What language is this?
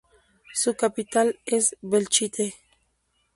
Spanish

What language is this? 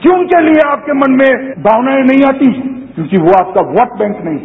Hindi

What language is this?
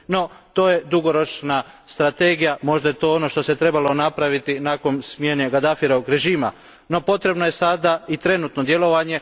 Croatian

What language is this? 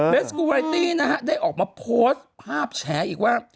Thai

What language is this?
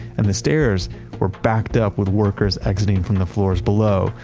English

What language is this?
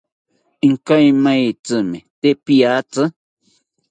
South Ucayali Ashéninka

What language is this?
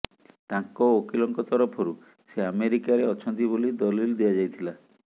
Odia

